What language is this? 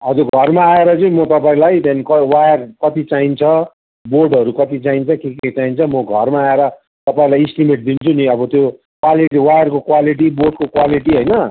Nepali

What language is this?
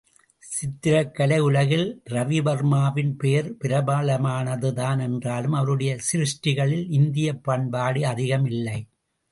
Tamil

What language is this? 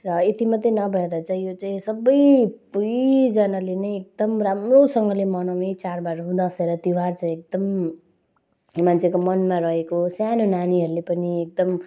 Nepali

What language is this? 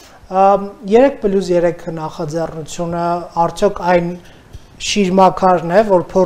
Romanian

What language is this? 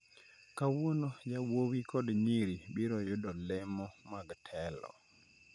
Luo (Kenya and Tanzania)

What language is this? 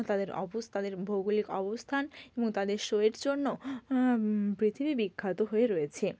Bangla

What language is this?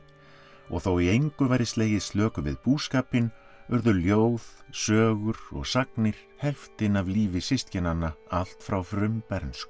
Icelandic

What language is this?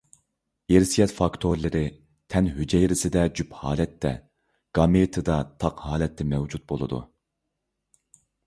Uyghur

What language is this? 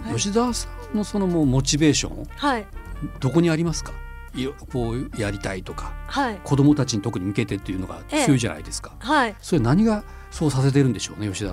Japanese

